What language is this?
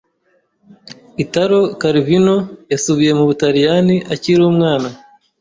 Kinyarwanda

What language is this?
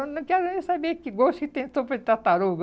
Portuguese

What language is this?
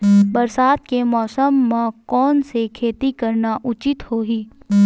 Chhattisgarhi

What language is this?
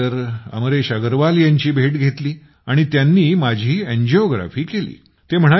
Marathi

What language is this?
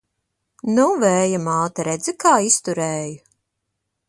Latvian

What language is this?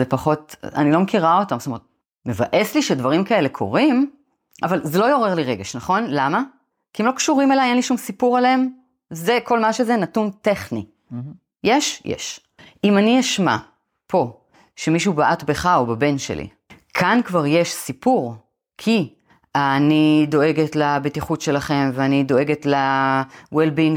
Hebrew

